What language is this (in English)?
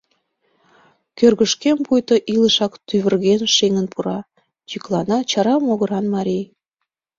Mari